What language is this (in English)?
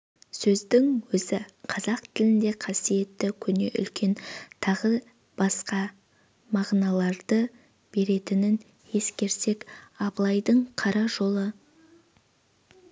Kazakh